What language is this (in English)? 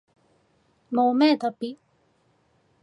Cantonese